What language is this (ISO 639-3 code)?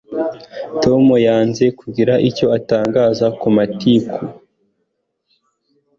kin